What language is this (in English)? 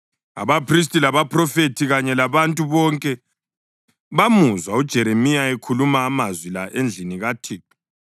North Ndebele